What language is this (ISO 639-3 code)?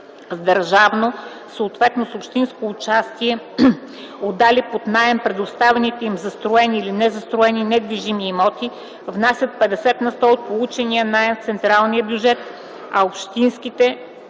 bul